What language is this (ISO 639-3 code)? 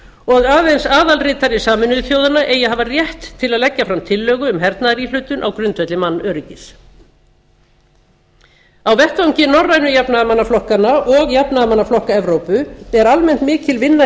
isl